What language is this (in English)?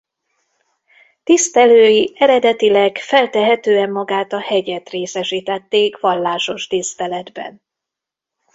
Hungarian